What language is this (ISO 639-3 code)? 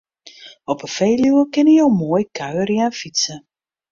fry